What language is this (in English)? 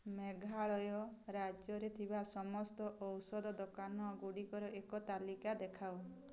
Odia